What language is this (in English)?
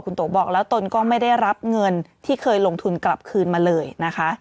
Thai